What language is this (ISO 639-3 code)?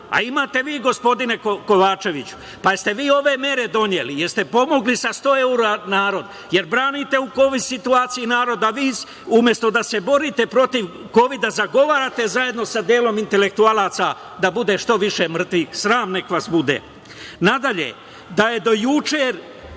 srp